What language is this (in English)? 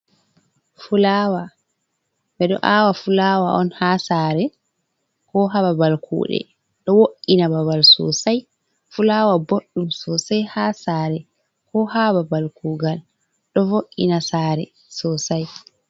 Fula